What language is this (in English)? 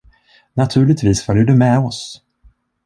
Swedish